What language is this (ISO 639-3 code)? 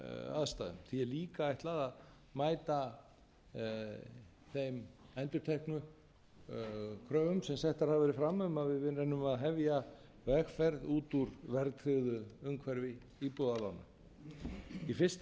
isl